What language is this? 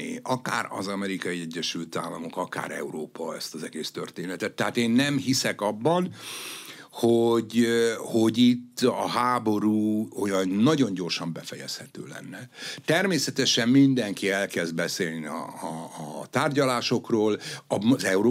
Hungarian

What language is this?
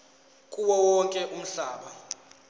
Zulu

